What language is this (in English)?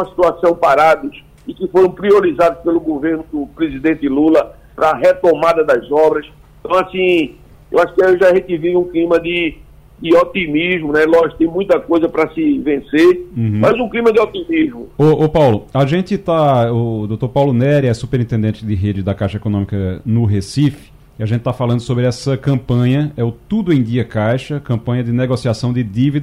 Portuguese